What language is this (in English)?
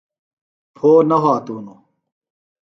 Phalura